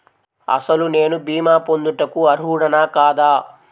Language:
Telugu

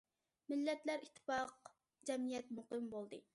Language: Uyghur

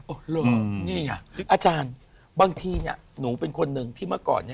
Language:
Thai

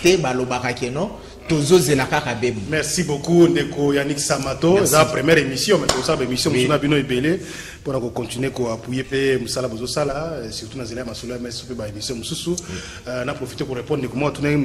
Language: French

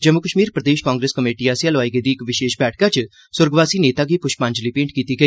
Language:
Dogri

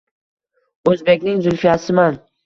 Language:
Uzbek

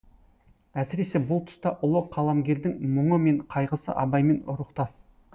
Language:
Kazakh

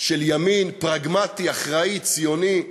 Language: Hebrew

